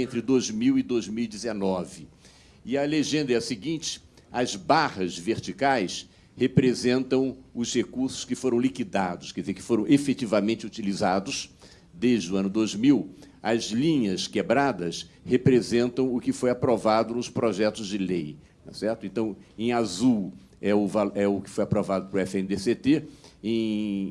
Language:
Portuguese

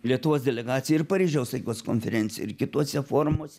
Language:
Lithuanian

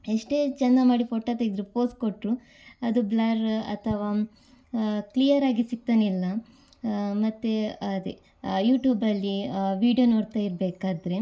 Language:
Kannada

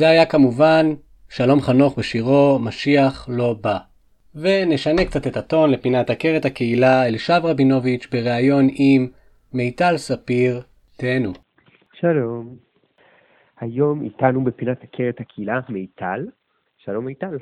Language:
Hebrew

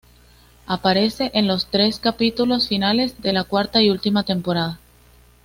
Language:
Spanish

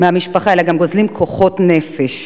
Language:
Hebrew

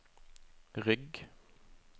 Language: Norwegian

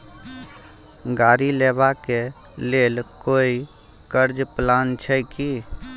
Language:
Maithili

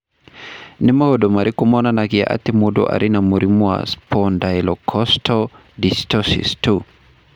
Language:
Kikuyu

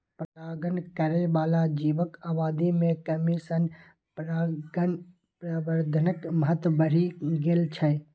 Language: Maithili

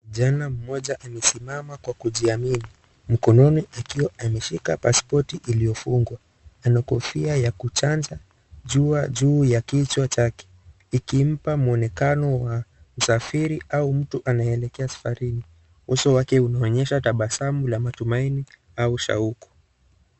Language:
Swahili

